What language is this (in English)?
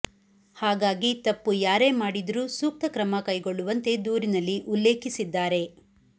Kannada